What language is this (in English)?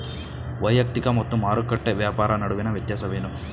Kannada